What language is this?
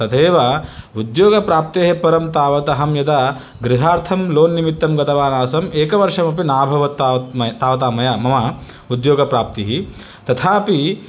Sanskrit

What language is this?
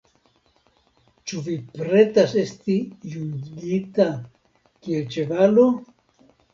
Esperanto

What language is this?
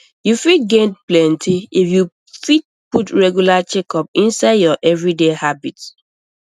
Nigerian Pidgin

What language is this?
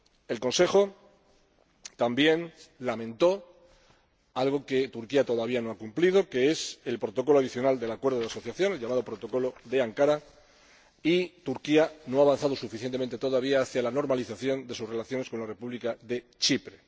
Spanish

